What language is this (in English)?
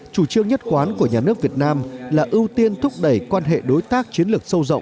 Vietnamese